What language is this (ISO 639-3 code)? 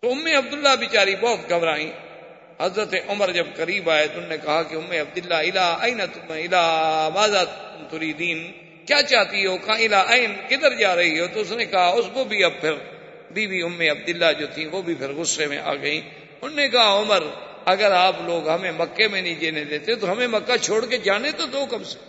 urd